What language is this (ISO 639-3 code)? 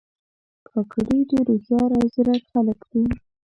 pus